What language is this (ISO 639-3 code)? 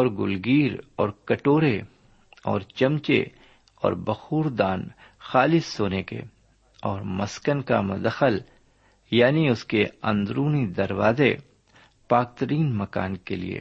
urd